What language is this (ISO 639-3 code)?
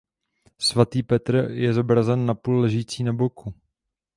ces